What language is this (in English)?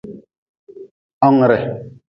Nawdm